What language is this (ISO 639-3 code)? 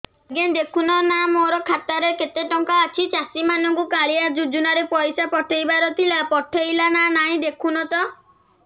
ori